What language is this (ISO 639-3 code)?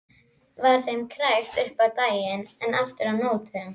isl